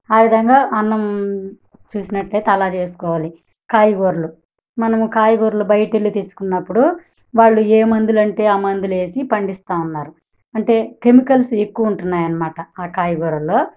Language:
Telugu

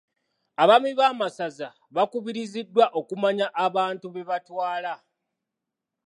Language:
Ganda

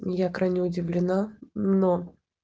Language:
Russian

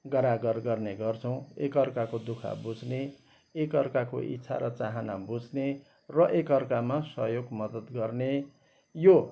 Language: Nepali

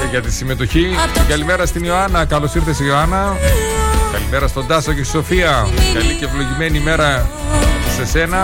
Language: Greek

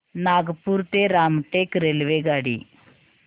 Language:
Marathi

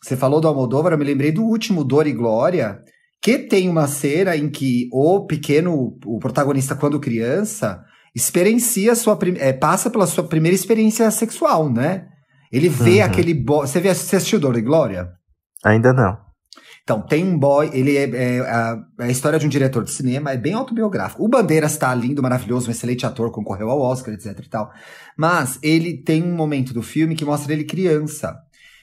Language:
Portuguese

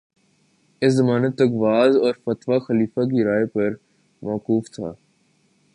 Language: Urdu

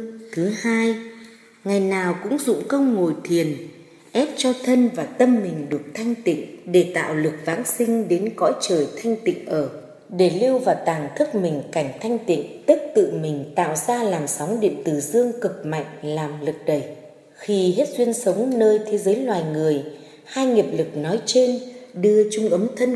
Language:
Vietnamese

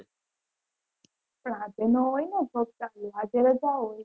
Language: Gujarati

